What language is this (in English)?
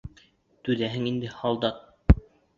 Bashkir